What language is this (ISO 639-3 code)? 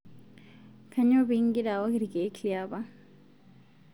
mas